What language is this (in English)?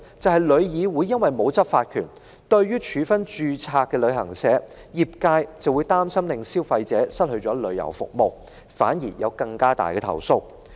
Cantonese